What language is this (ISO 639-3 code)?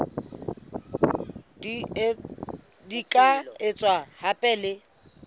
sot